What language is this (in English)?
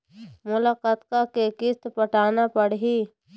Chhattisgarhi